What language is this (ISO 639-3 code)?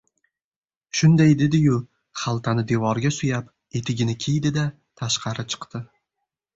uzb